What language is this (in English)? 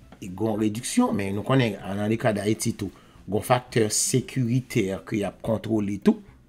French